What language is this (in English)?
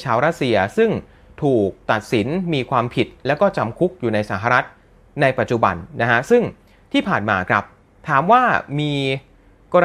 Thai